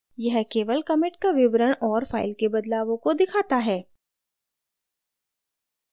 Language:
Hindi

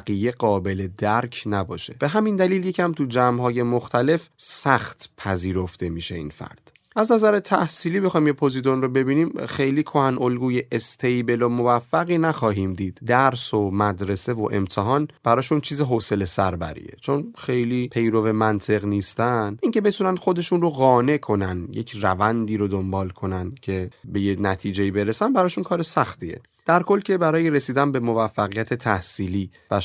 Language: Persian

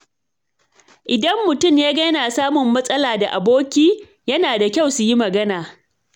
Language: Hausa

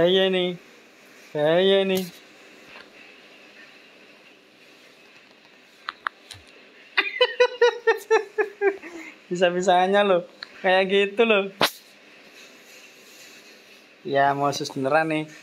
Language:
Indonesian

